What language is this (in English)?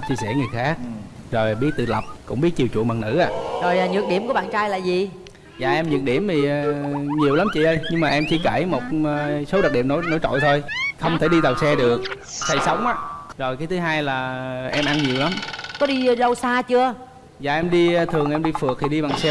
Vietnamese